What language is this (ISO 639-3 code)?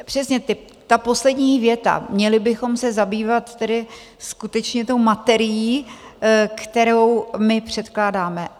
ces